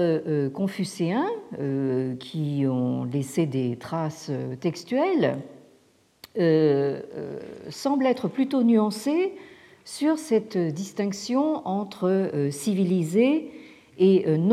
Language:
French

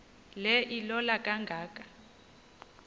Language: Xhosa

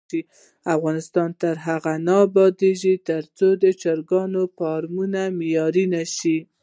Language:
Pashto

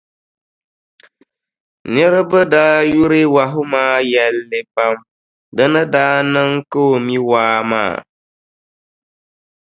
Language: Dagbani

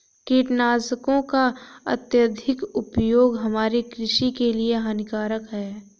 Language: Hindi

